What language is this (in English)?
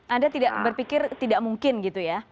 Indonesian